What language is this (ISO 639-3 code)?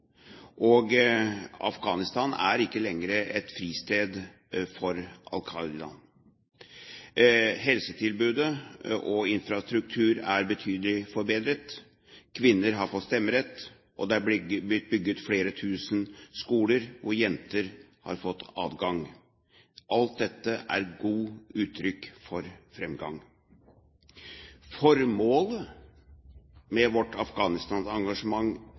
nob